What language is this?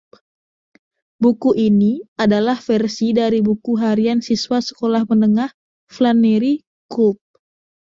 Indonesian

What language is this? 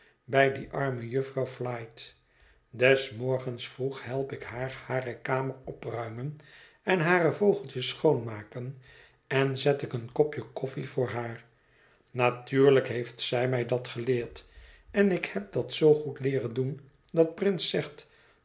Dutch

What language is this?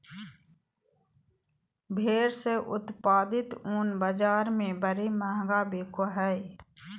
Magahi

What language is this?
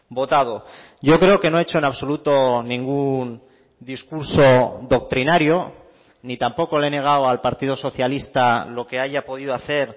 Spanish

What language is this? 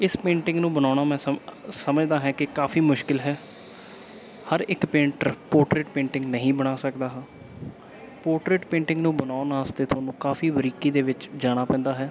Punjabi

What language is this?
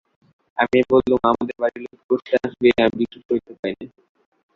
Bangla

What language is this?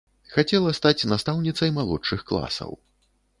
Belarusian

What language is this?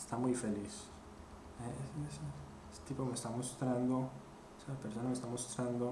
Spanish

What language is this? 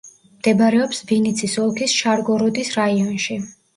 Georgian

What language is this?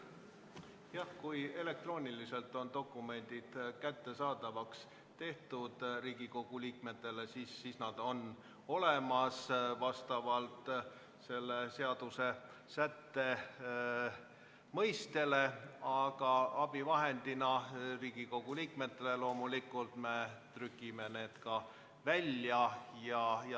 Estonian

